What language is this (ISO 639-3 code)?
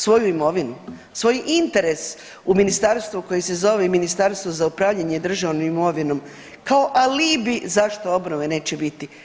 hrv